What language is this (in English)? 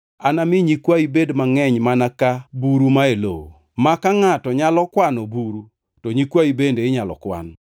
Luo (Kenya and Tanzania)